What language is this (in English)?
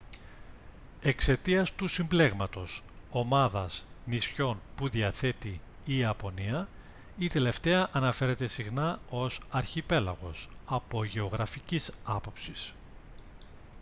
Greek